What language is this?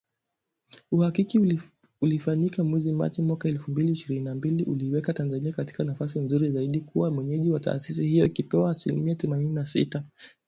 Swahili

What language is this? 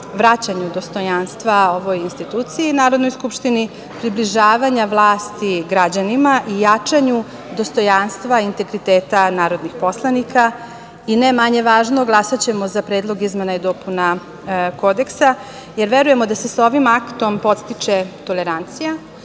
Serbian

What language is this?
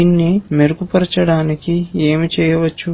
Telugu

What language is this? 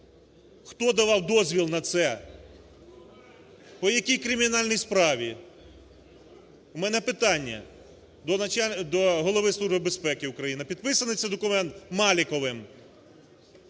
Ukrainian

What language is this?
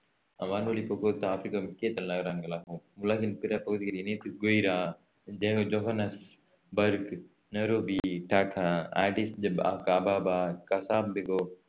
Tamil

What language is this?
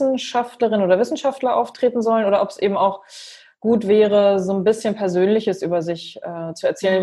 German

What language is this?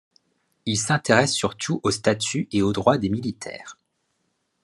French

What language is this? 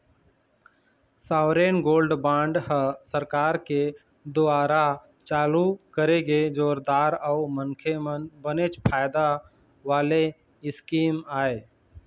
Chhattisgarhi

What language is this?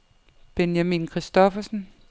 Danish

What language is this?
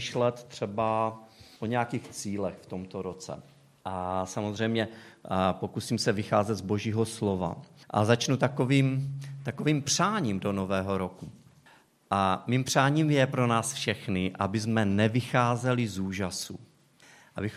Czech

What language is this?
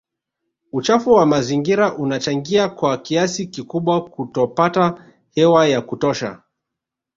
Swahili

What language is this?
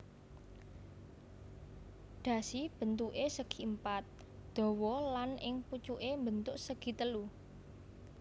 Javanese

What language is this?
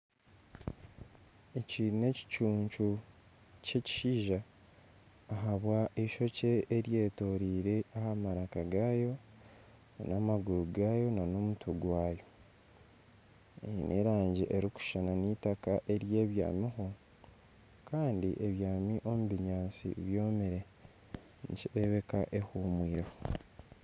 Nyankole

